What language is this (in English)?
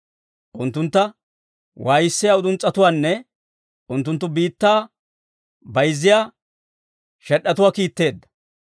Dawro